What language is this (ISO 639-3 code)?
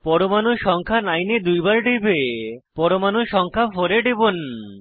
ben